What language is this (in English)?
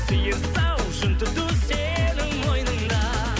Kazakh